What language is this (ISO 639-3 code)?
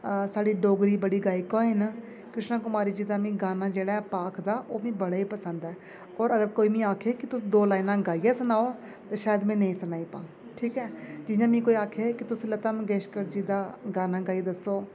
doi